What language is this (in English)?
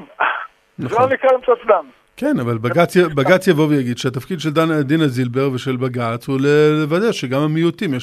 Hebrew